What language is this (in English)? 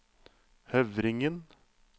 Norwegian